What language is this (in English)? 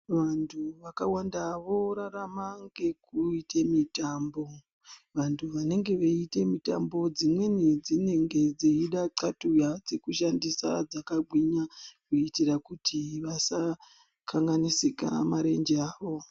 Ndau